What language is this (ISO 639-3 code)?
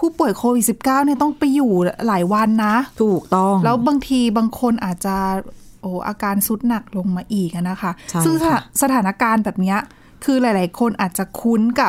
tha